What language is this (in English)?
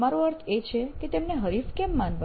Gujarati